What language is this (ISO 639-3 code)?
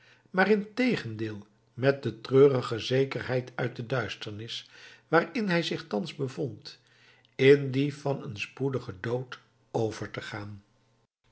nld